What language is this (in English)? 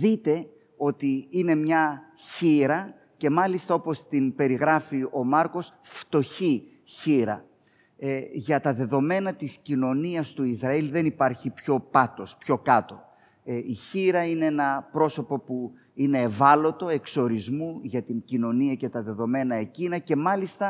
Greek